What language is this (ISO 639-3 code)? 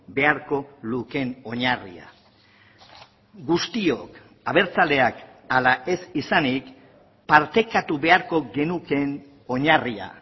eus